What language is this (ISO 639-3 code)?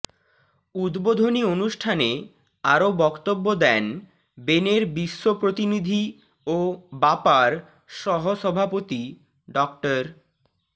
ben